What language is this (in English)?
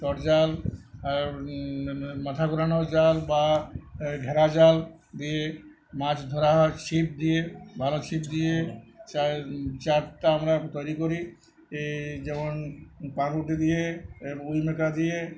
Bangla